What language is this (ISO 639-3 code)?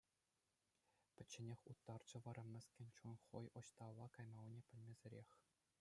chv